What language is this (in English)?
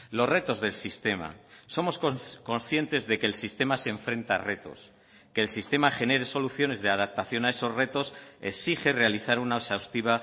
Spanish